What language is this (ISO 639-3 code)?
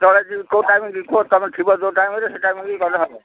ori